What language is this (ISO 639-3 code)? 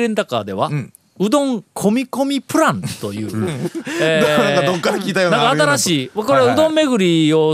jpn